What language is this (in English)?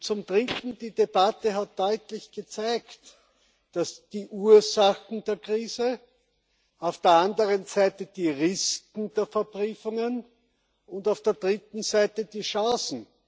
German